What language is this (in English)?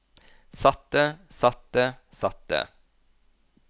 Norwegian